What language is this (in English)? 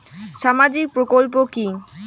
Bangla